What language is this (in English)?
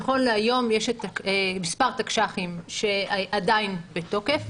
Hebrew